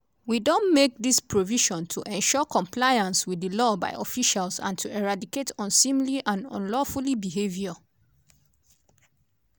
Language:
Nigerian Pidgin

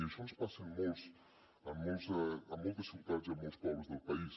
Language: Catalan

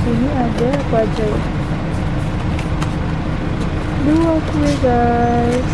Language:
Indonesian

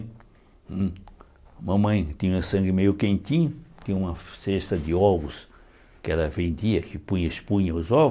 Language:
Portuguese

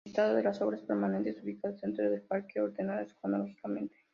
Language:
Spanish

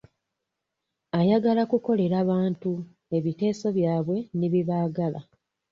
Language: Ganda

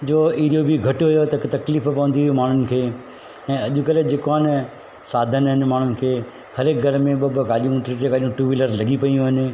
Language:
Sindhi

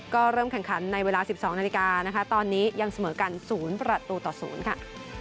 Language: Thai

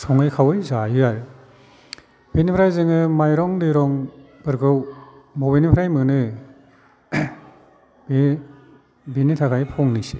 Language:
Bodo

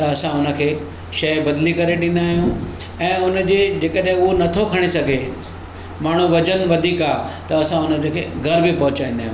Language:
Sindhi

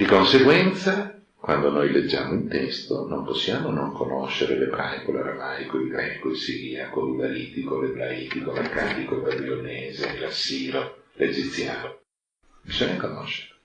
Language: Italian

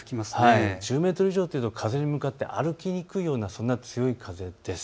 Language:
Japanese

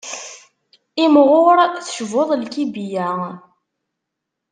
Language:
Kabyle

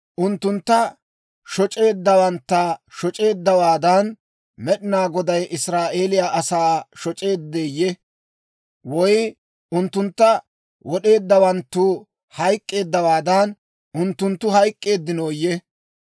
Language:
Dawro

